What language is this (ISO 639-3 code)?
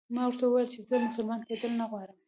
pus